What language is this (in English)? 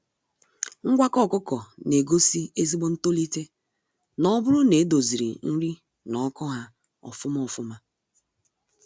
Igbo